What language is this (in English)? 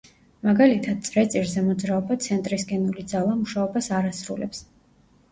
Georgian